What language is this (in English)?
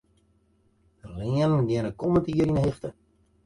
Western Frisian